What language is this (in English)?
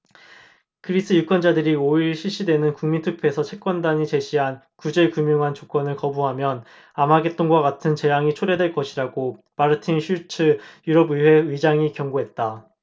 Korean